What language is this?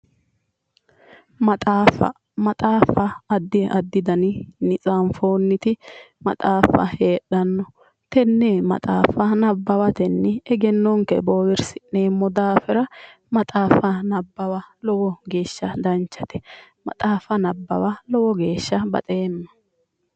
Sidamo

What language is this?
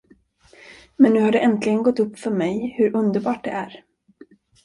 Swedish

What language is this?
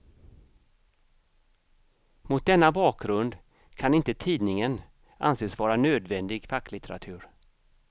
Swedish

